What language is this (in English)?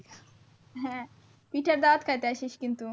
Bangla